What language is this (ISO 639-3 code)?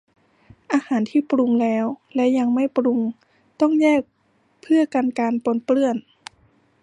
tha